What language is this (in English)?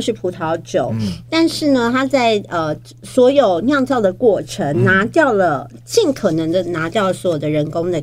Chinese